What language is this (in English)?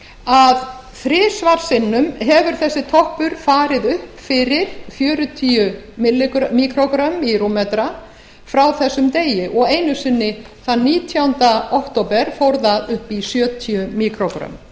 Icelandic